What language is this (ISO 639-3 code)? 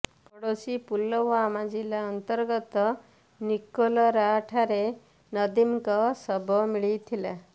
ori